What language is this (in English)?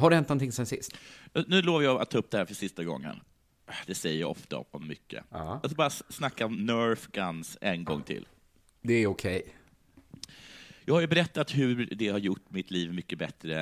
Swedish